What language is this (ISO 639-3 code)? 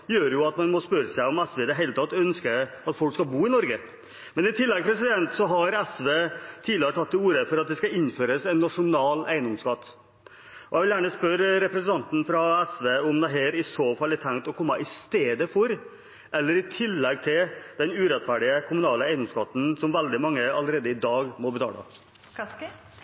nob